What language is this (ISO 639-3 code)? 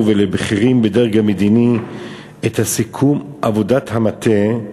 heb